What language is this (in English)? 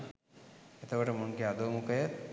Sinhala